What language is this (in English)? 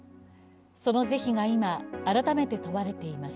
Japanese